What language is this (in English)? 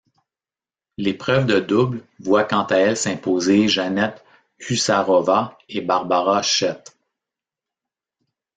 French